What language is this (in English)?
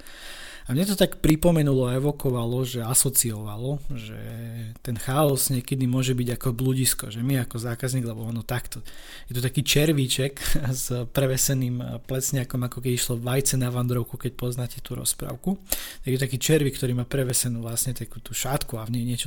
Slovak